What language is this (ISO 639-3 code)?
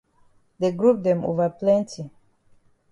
wes